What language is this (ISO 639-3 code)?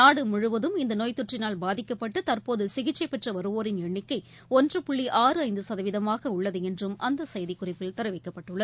tam